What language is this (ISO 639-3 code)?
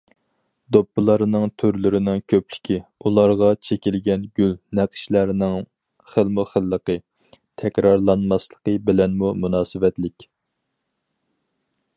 uig